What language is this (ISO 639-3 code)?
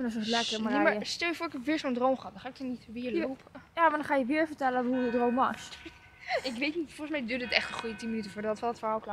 nld